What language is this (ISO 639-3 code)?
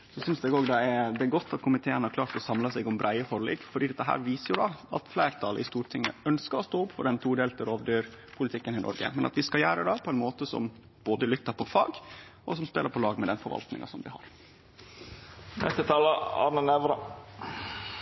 nno